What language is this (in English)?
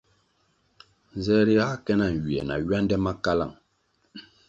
Kwasio